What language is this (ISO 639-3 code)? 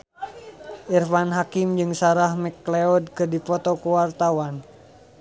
sun